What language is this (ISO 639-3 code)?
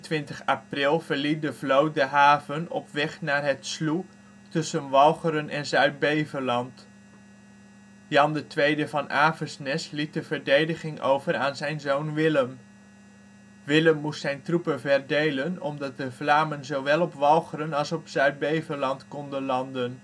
nld